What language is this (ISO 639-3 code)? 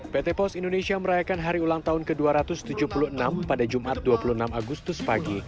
ind